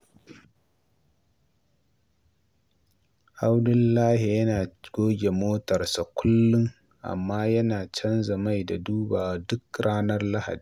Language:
Hausa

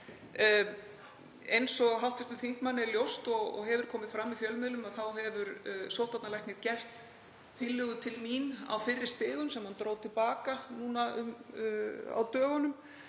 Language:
Icelandic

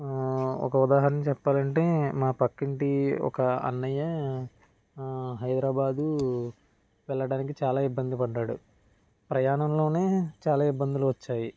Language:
Telugu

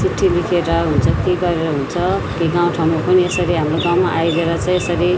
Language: Nepali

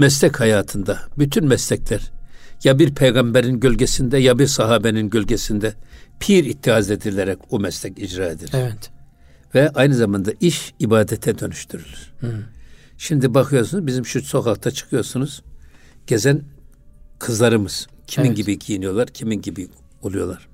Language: Turkish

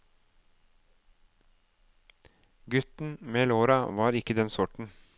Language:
Norwegian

